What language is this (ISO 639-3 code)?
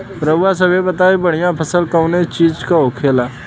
bho